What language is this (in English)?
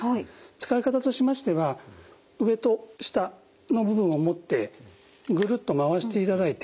Japanese